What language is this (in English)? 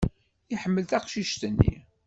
Kabyle